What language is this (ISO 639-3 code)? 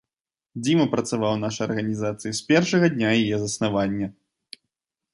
bel